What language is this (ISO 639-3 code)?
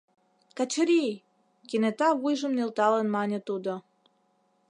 chm